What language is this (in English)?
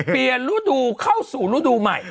Thai